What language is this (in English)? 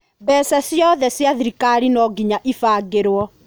Kikuyu